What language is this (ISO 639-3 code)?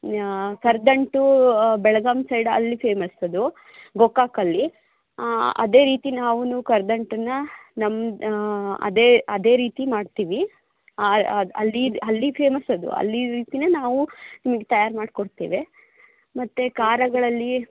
kan